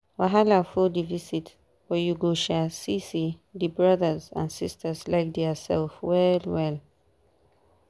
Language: Nigerian Pidgin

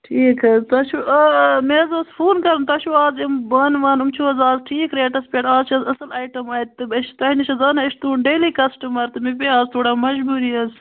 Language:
Kashmiri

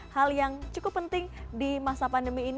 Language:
Indonesian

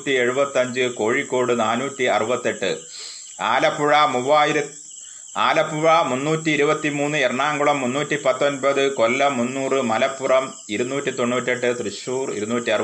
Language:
Malayalam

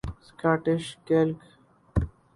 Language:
Urdu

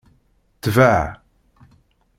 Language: Kabyle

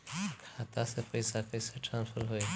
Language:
Bhojpuri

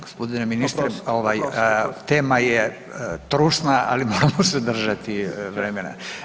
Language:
Croatian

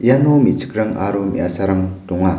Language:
Garo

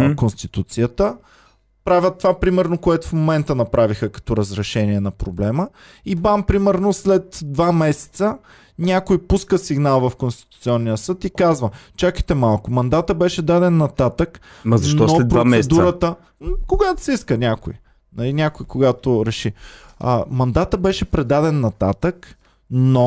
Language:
Bulgarian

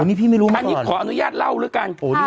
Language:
Thai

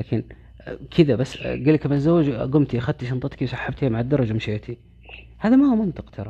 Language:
Arabic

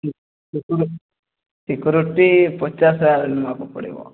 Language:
Odia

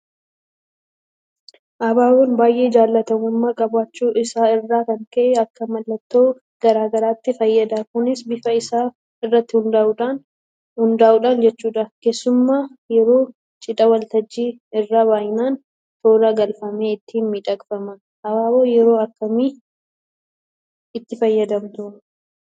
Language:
Oromo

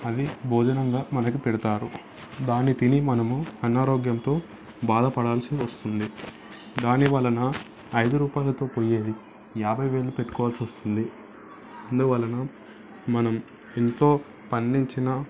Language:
Telugu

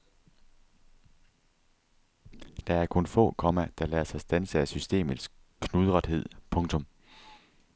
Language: Danish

